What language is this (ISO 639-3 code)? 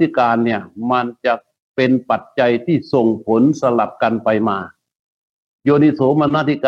tha